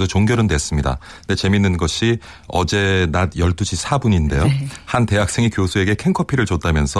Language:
Korean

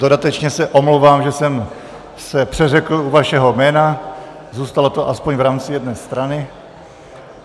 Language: Czech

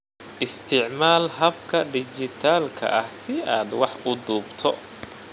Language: Somali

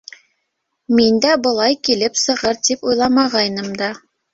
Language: Bashkir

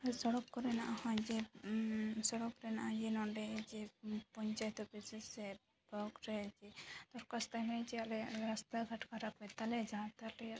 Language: Santali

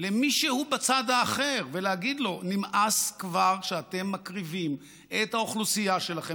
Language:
Hebrew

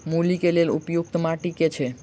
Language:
Maithili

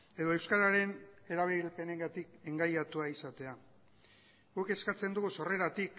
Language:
Basque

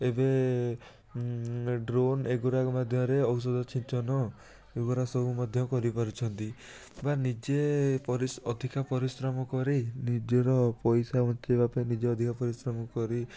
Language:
Odia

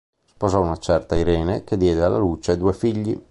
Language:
Italian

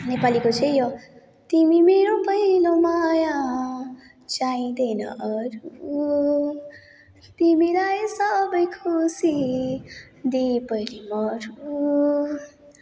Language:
Nepali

